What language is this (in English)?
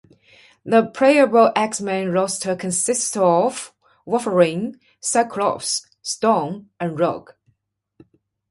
English